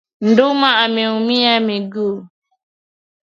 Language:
Swahili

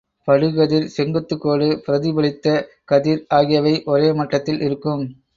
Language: Tamil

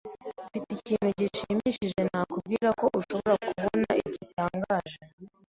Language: Kinyarwanda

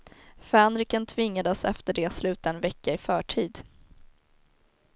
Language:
Swedish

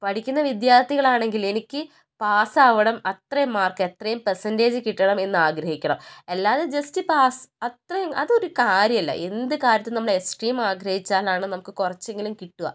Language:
Malayalam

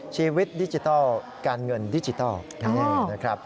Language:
Thai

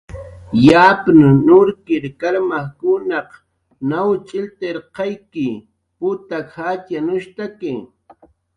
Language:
Jaqaru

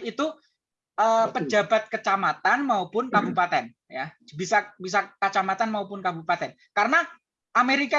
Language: Indonesian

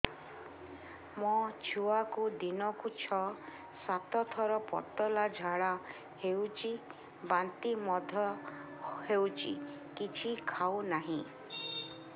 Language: Odia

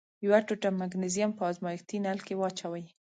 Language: Pashto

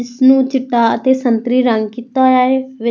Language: Punjabi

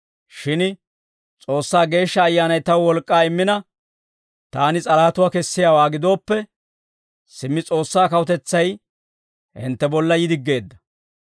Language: Dawro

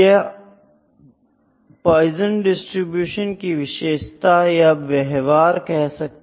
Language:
Hindi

